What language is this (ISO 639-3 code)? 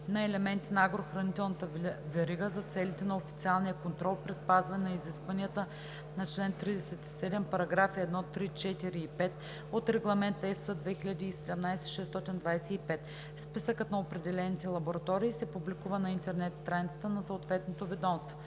bul